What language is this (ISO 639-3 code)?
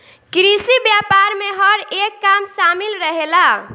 bho